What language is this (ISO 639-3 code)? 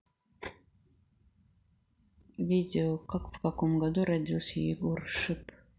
rus